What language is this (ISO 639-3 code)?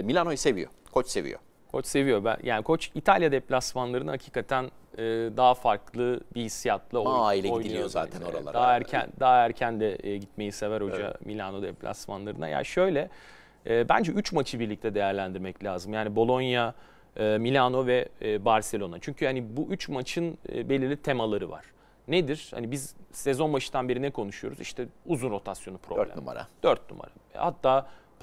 tur